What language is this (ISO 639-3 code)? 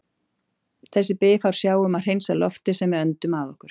isl